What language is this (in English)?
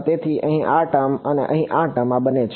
Gujarati